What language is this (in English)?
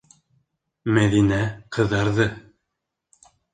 Bashkir